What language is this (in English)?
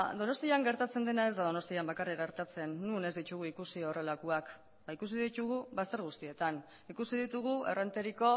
Basque